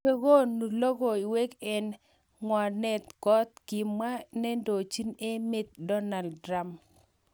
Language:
Kalenjin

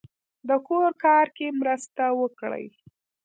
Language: Pashto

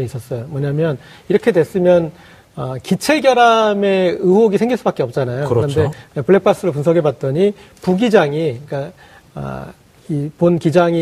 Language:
Korean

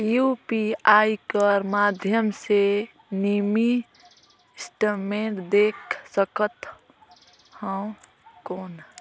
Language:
Chhattisgarhi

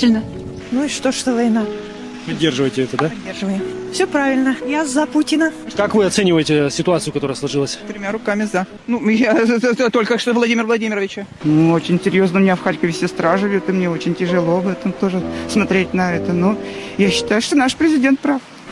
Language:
Russian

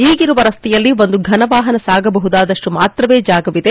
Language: Kannada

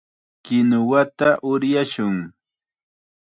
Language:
Chiquián Ancash Quechua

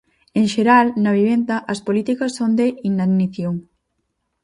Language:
Galician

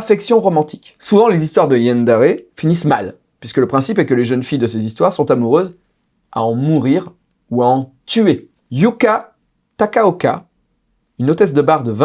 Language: French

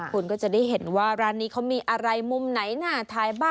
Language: Thai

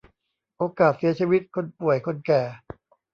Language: Thai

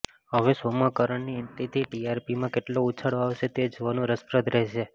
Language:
Gujarati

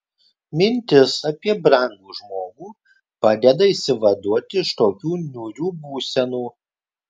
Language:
Lithuanian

